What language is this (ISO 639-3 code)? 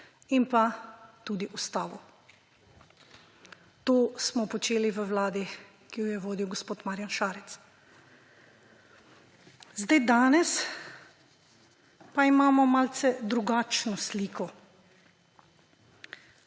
slv